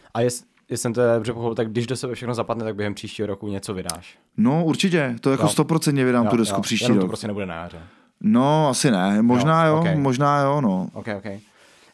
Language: Czech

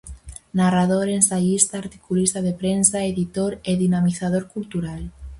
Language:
Galician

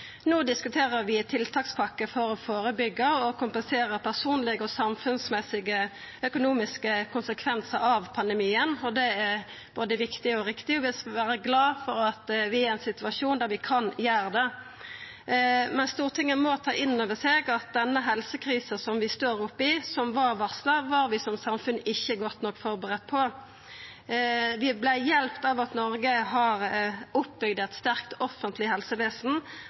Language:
Norwegian Nynorsk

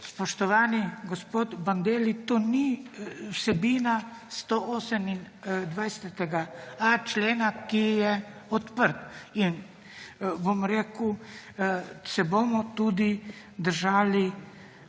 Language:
Slovenian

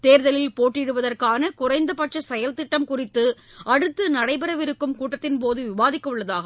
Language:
Tamil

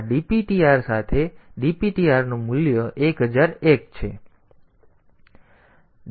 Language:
Gujarati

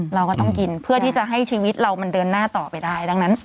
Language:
Thai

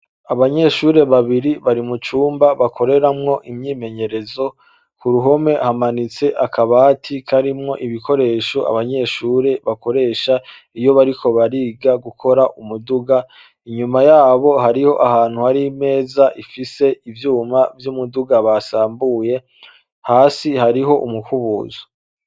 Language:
Rundi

